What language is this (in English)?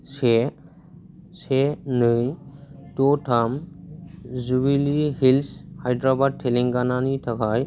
Bodo